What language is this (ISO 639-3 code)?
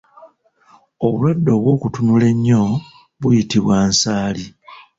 lug